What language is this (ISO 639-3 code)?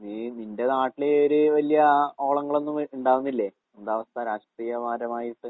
mal